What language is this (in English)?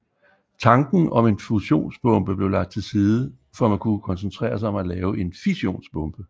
Danish